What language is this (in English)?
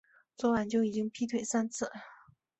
Chinese